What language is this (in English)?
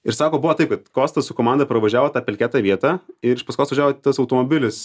Lithuanian